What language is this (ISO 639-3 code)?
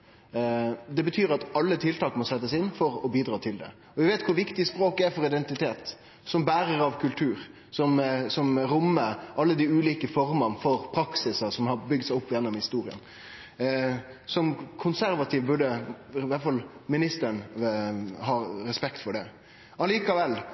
nno